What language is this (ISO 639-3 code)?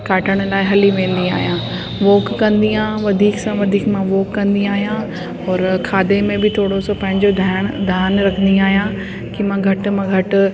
snd